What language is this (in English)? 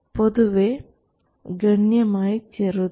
Malayalam